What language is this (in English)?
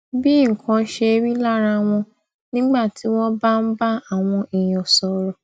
Yoruba